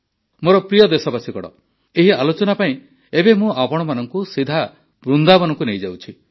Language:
Odia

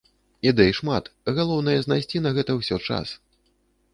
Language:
Belarusian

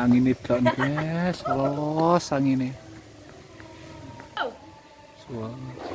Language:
Indonesian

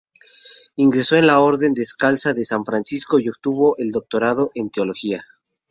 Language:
Spanish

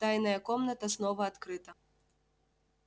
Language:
Russian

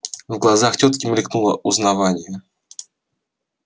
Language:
Russian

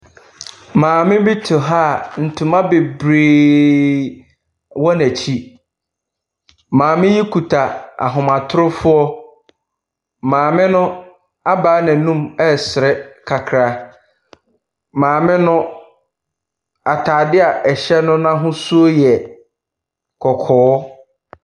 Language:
Akan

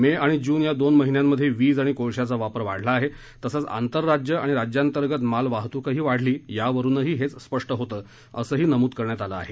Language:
Marathi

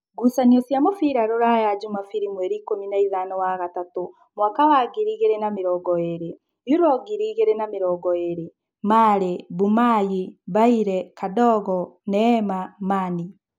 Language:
Kikuyu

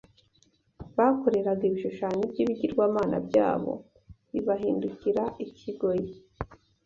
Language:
Kinyarwanda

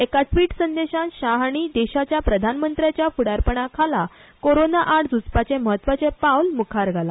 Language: Konkani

